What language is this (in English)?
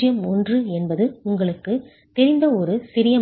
Tamil